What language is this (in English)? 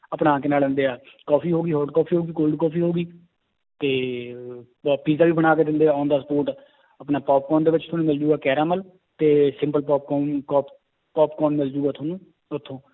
Punjabi